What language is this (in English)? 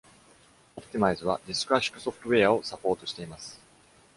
Japanese